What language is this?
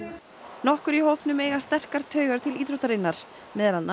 Icelandic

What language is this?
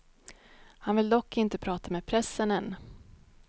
Swedish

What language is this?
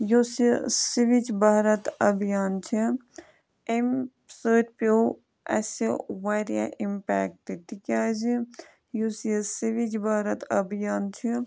Kashmiri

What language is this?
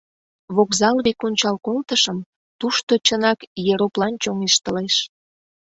Mari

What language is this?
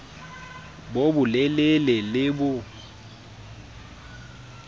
Southern Sotho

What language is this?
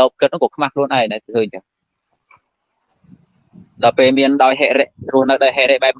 Vietnamese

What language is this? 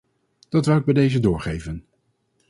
Dutch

